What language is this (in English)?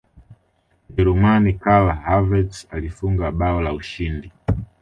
Swahili